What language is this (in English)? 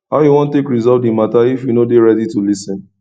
Nigerian Pidgin